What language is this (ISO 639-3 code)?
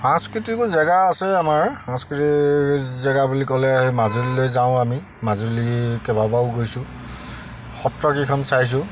asm